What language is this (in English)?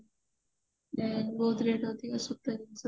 Odia